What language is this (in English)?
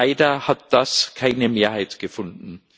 German